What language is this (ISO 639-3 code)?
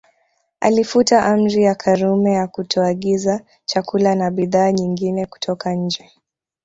swa